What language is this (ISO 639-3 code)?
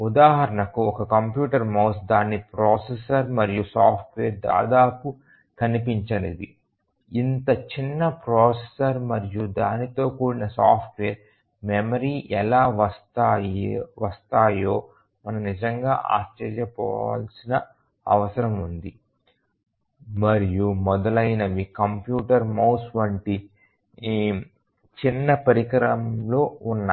tel